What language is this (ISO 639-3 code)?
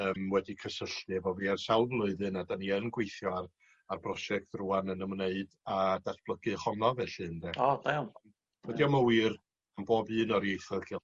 cym